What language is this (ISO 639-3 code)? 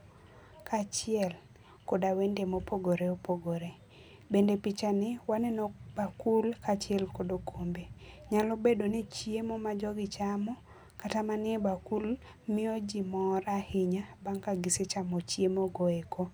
luo